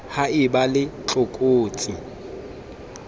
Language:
Southern Sotho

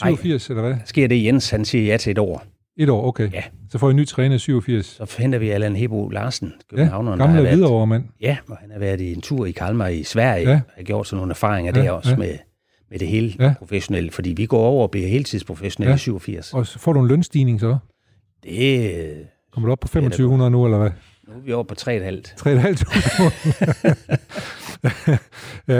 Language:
Danish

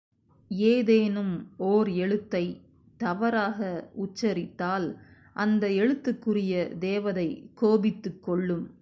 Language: Tamil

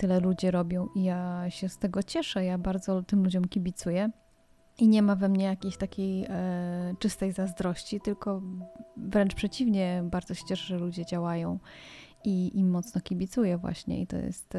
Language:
Polish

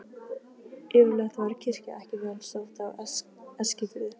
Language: Icelandic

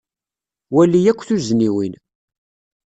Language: Kabyle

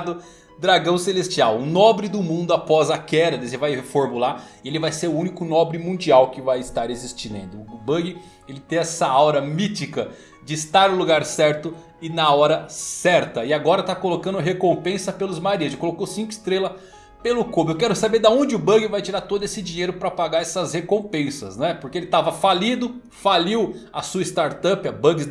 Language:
Portuguese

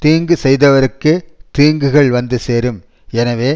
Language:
Tamil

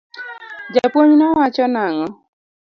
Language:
Luo (Kenya and Tanzania)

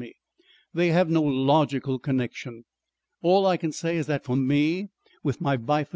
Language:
English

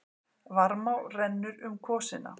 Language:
Icelandic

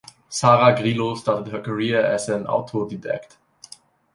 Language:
English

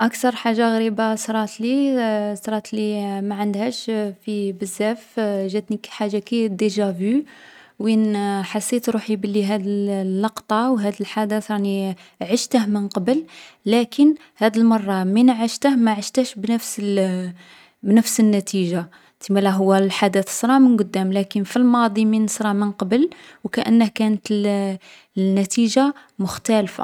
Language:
Algerian Arabic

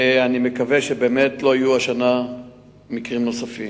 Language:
Hebrew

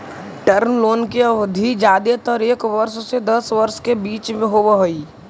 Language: Magahi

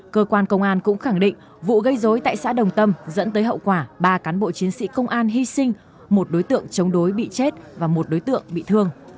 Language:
Vietnamese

